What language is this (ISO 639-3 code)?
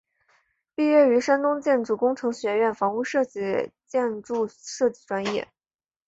zho